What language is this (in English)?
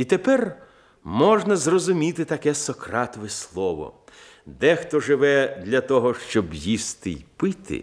Ukrainian